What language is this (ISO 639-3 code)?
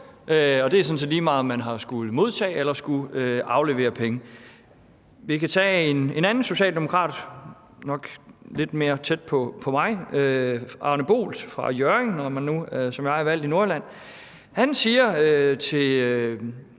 dan